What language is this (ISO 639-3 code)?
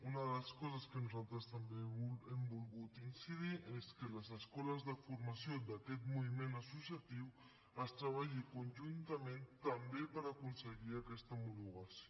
cat